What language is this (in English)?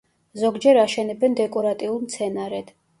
Georgian